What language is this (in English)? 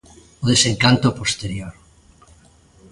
Galician